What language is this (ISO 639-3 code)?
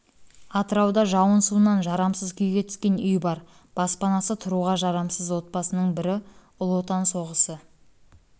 kaz